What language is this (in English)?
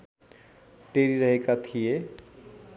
Nepali